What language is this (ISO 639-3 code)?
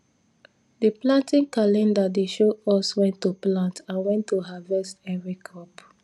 pcm